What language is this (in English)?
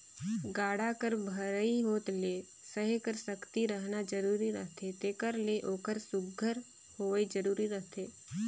Chhattisgarhi